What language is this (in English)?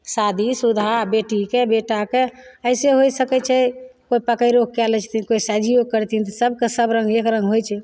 Maithili